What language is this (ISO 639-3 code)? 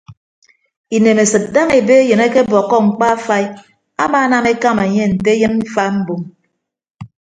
ibb